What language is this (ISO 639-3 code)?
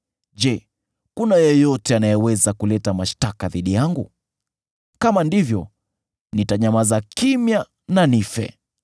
swa